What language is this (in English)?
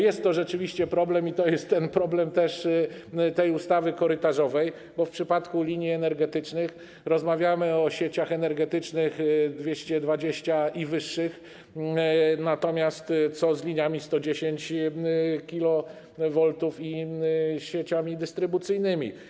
Polish